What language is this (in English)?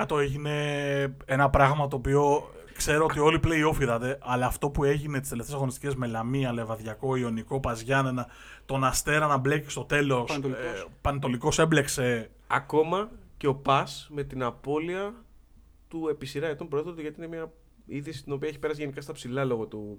Greek